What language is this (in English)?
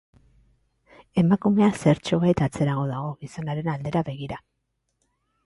Basque